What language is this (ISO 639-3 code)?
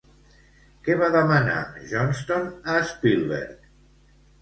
cat